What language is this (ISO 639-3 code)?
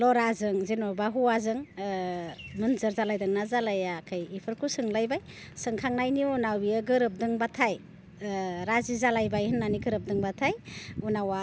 brx